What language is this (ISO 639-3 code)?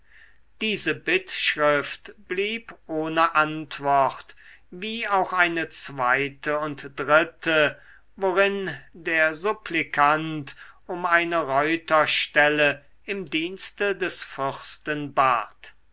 deu